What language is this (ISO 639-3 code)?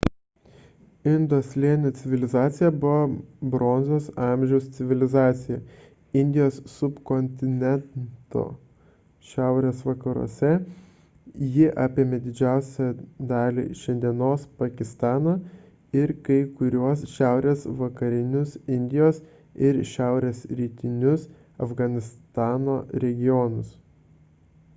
lit